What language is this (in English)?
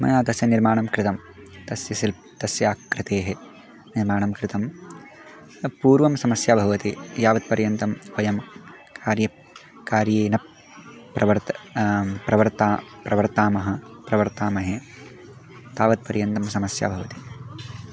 Sanskrit